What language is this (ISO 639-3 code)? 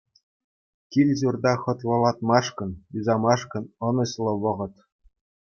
chv